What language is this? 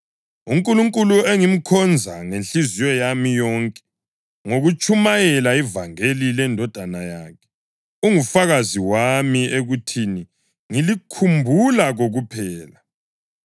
North Ndebele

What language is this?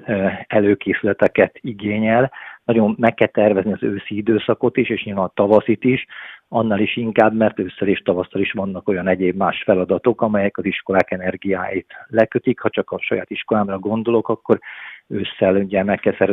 Hungarian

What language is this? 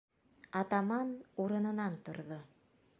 Bashkir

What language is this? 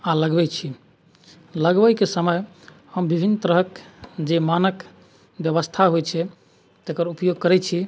Maithili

